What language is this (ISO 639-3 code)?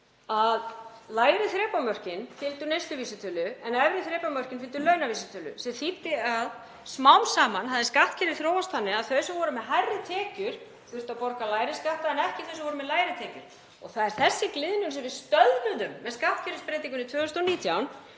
isl